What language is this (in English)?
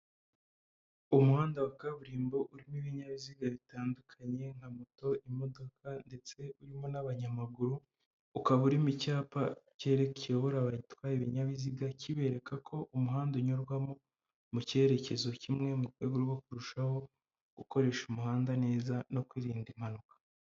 Kinyarwanda